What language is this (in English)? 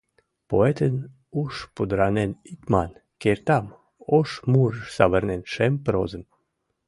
Mari